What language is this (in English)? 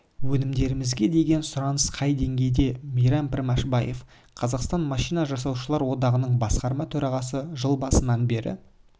Kazakh